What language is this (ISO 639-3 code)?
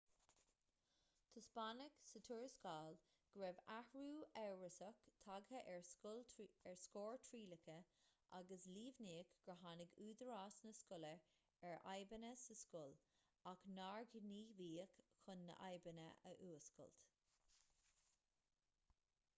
gle